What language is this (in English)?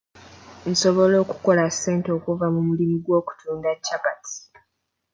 Ganda